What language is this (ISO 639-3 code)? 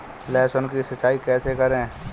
hin